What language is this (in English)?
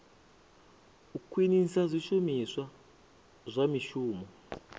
Venda